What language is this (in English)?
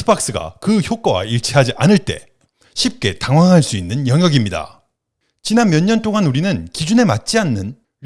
Korean